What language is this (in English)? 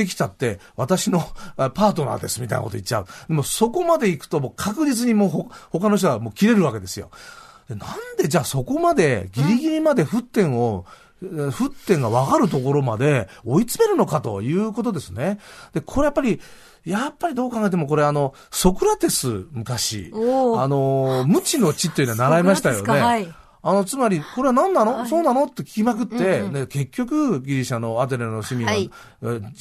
Japanese